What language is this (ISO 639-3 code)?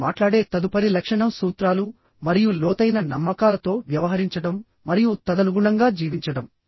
tel